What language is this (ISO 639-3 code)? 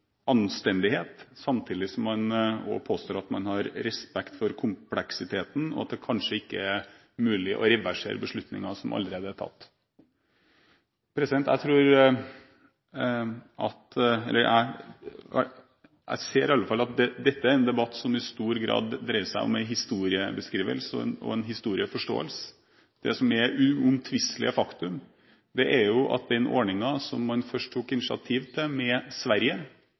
nob